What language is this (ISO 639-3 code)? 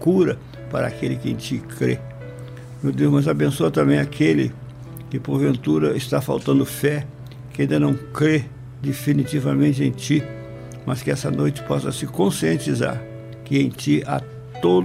por